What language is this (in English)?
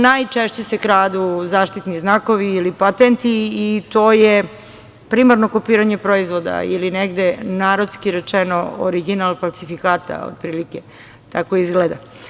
Serbian